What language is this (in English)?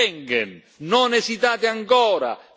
Italian